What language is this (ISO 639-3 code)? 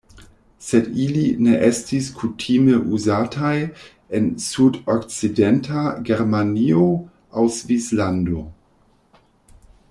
epo